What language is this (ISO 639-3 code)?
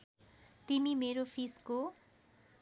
nep